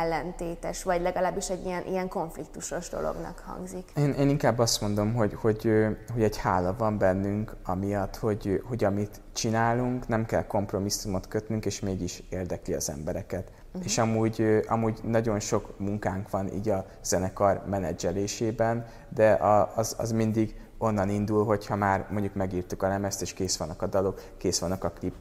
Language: Hungarian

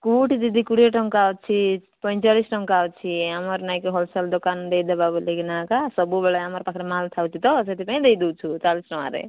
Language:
Odia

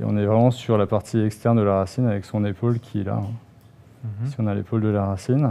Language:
French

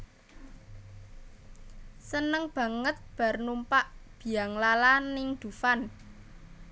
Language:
Javanese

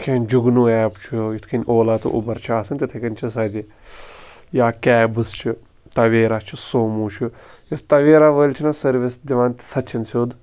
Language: Kashmiri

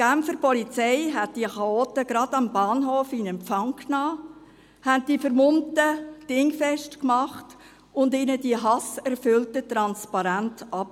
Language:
Swiss German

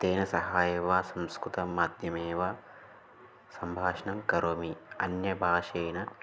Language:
Sanskrit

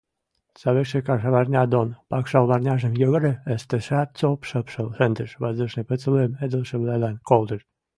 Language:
Western Mari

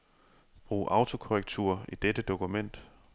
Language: Danish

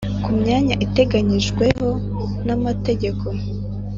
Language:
Kinyarwanda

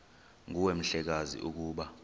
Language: Xhosa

